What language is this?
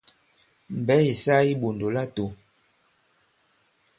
Bankon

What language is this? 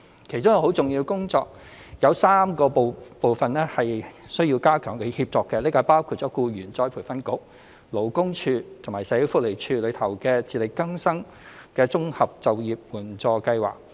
Cantonese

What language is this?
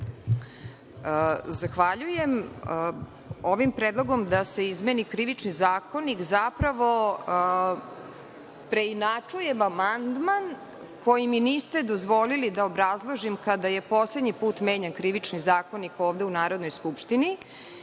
Serbian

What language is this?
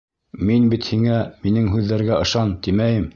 Bashkir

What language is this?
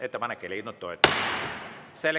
Estonian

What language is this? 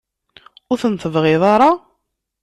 Kabyle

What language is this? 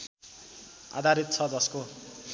Nepali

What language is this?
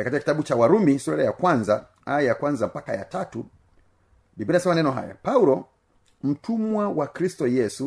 Swahili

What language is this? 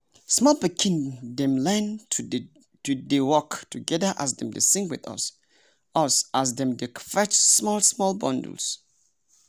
Nigerian Pidgin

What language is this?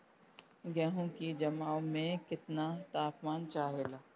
Bhojpuri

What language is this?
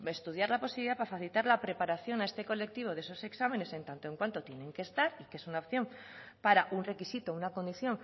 Spanish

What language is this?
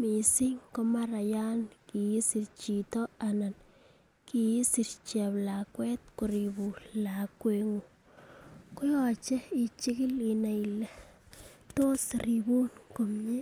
Kalenjin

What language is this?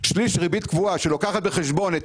Hebrew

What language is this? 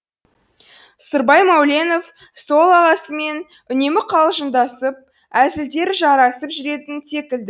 Kazakh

